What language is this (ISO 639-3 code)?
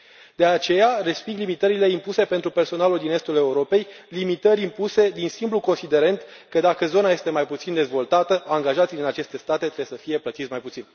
ron